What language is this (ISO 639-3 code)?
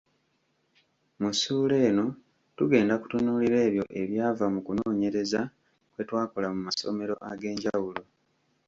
lug